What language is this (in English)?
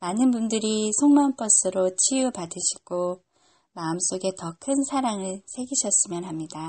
Korean